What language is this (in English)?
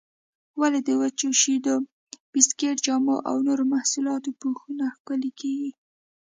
Pashto